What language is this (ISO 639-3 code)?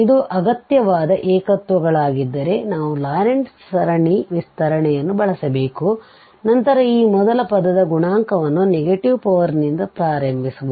kan